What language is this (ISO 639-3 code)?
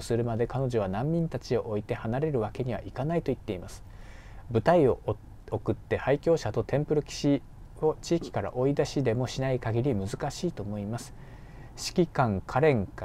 jpn